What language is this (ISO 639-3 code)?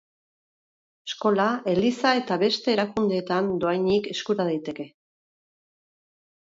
eus